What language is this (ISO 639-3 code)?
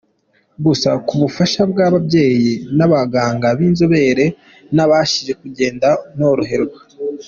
kin